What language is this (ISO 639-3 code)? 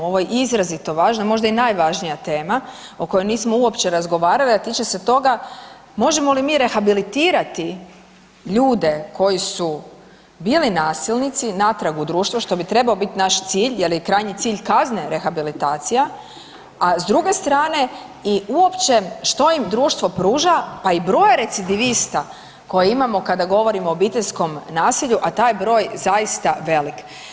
hrv